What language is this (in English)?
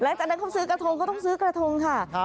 Thai